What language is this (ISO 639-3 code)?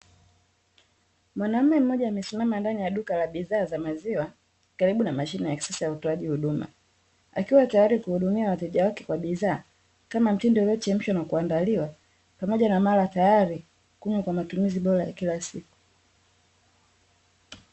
swa